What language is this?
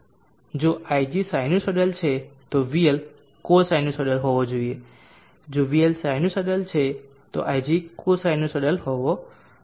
Gujarati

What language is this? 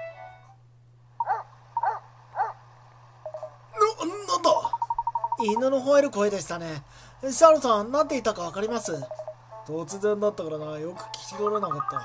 Japanese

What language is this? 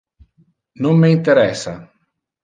Interlingua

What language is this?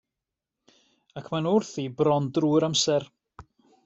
Welsh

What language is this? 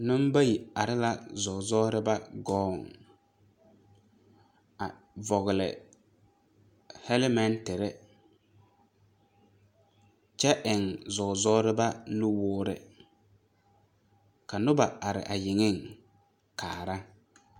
Southern Dagaare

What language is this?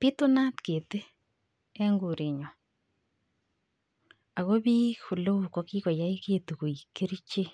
Kalenjin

